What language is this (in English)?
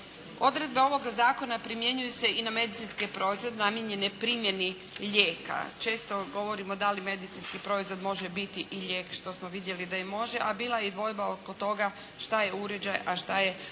Croatian